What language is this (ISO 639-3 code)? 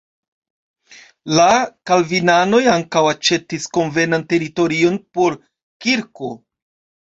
epo